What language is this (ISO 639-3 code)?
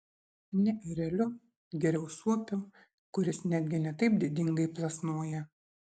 lit